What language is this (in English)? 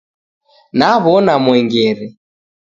Taita